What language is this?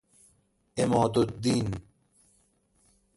Persian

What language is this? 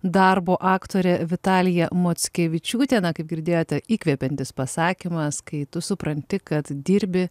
Lithuanian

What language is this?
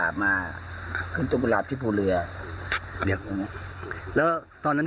Thai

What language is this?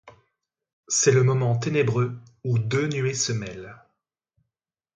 French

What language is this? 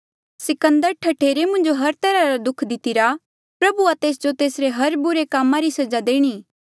Mandeali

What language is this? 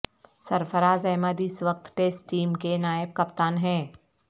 Urdu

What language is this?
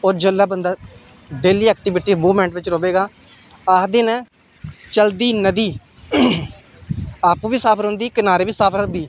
Dogri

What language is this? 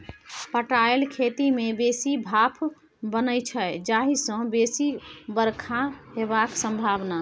Maithili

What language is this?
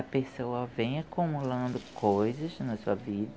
Portuguese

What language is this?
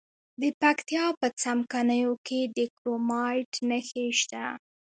Pashto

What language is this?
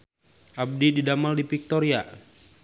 Sundanese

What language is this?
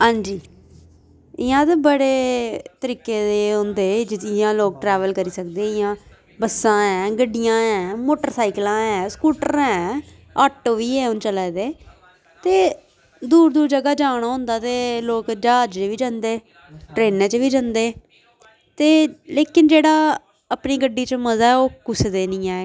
Dogri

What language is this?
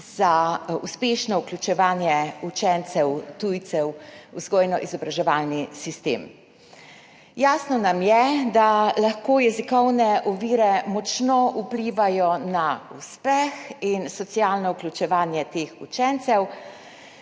Slovenian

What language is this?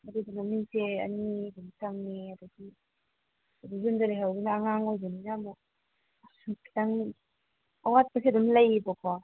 Manipuri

